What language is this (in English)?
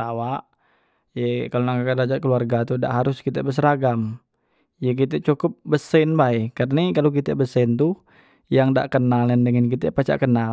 Musi